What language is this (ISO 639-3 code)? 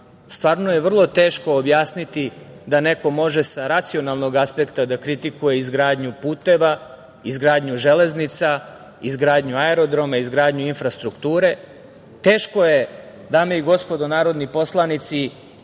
srp